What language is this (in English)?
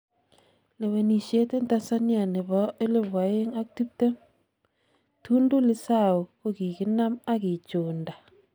Kalenjin